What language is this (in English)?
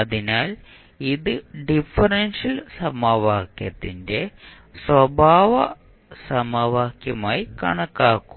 Malayalam